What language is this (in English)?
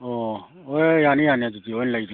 Manipuri